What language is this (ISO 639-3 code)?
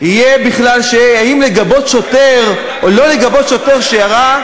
heb